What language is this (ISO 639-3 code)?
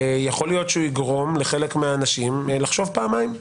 heb